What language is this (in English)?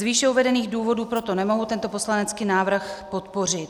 Czech